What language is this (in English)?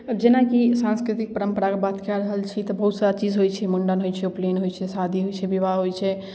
Maithili